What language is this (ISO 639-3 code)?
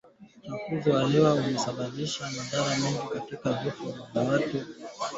swa